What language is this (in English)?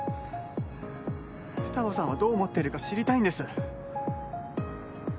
Japanese